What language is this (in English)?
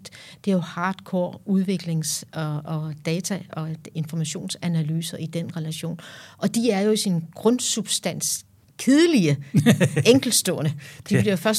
Danish